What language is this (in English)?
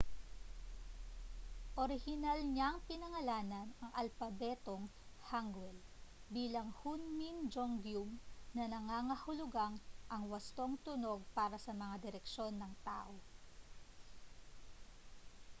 Filipino